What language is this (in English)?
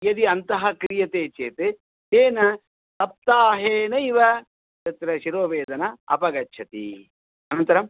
Sanskrit